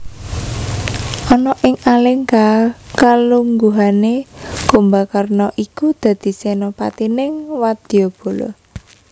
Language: Javanese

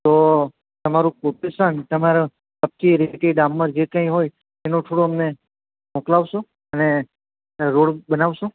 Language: Gujarati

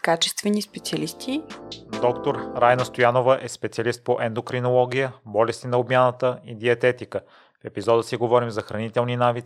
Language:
Bulgarian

